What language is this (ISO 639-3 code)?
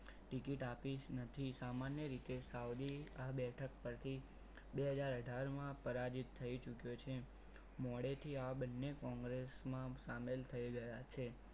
guj